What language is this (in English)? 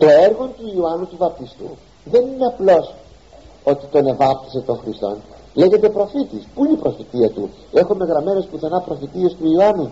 Greek